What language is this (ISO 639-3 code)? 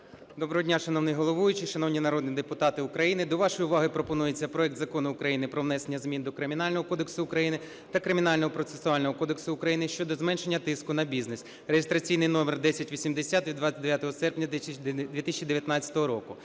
ukr